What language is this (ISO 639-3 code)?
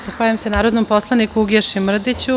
srp